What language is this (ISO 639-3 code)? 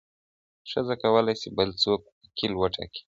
pus